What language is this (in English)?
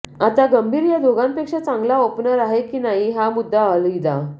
Marathi